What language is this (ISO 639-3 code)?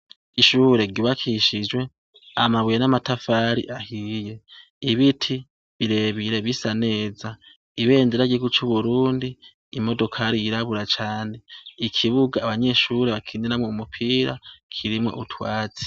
run